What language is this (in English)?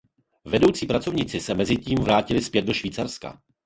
Czech